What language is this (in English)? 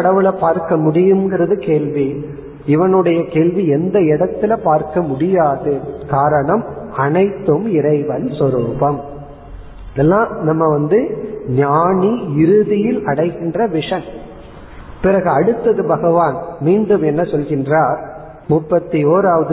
Tamil